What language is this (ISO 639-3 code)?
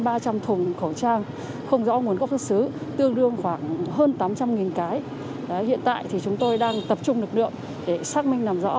vie